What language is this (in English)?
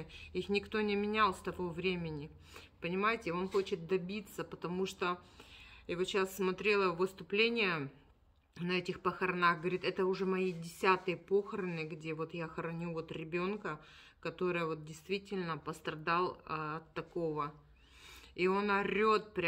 Russian